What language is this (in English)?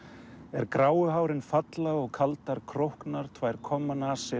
Icelandic